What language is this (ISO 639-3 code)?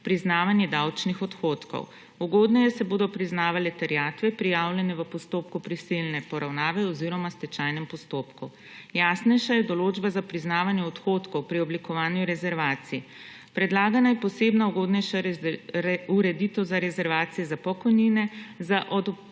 slv